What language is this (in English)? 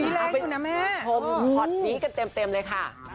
Thai